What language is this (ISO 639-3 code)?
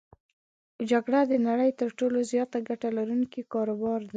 pus